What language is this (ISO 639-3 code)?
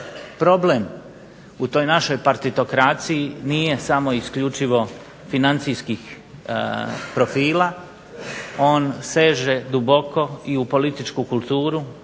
hrv